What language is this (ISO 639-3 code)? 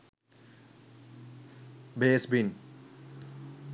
sin